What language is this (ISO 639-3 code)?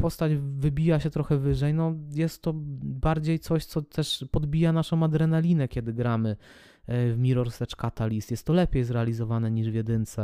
pol